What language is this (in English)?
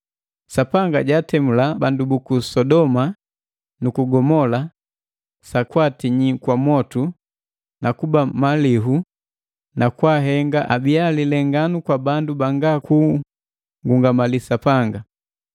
Matengo